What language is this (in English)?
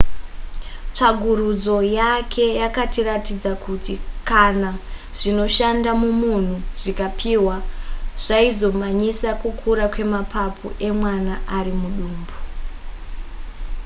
Shona